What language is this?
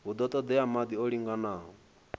Venda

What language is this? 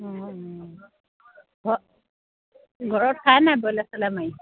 Assamese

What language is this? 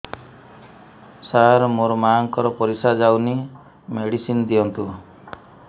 Odia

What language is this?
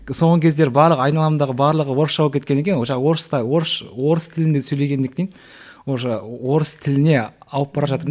Kazakh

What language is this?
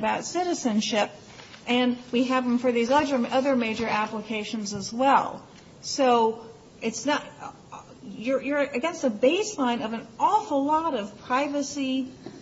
English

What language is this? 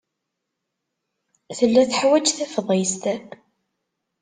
Kabyle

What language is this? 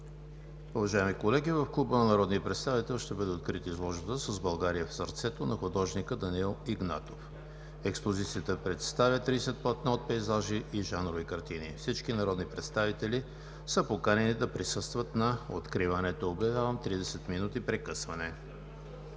Bulgarian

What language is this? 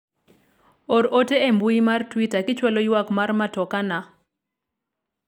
Luo (Kenya and Tanzania)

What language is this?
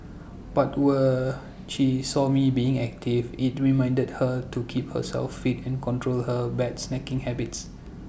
English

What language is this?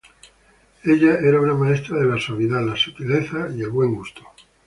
Spanish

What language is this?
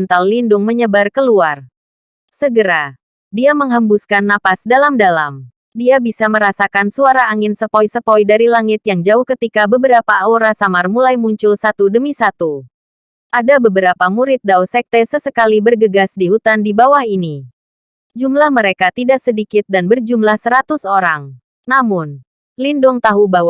Indonesian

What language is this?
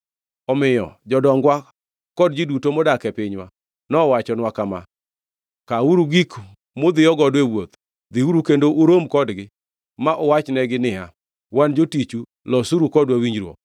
Luo (Kenya and Tanzania)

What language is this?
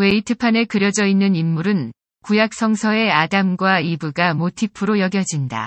Korean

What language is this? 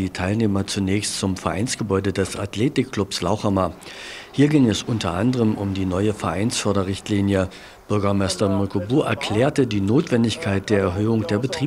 German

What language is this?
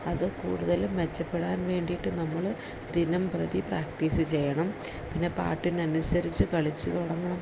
Malayalam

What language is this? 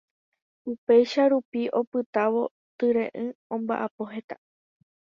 Guarani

